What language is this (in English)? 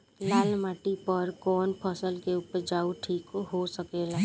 Bhojpuri